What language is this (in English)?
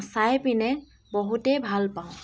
Assamese